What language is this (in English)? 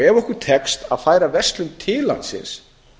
Icelandic